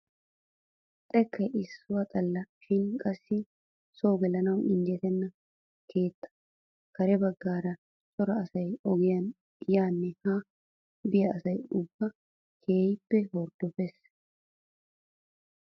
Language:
Wolaytta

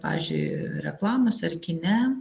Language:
Lithuanian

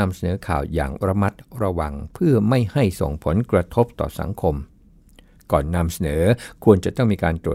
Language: Thai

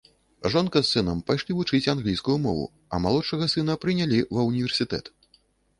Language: Belarusian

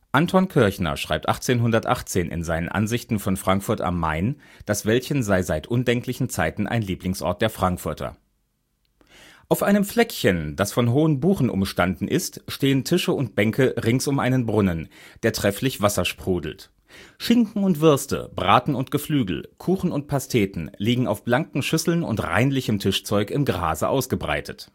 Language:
German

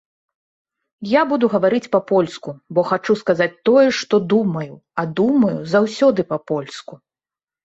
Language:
Belarusian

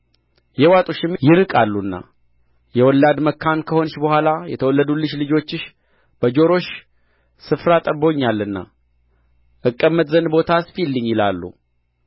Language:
Amharic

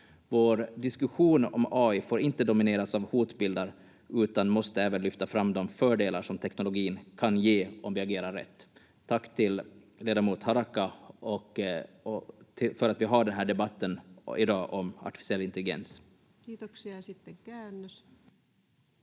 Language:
Finnish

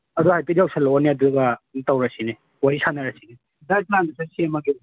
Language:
Manipuri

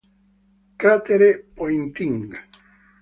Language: Italian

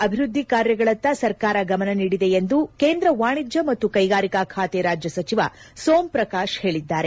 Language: Kannada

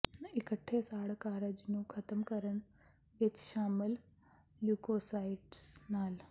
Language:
Punjabi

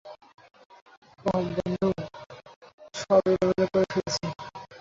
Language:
Bangla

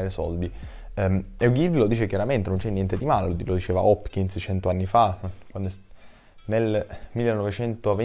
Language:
Italian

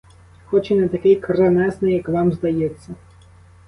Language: Ukrainian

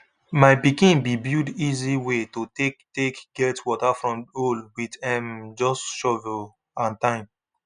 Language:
Nigerian Pidgin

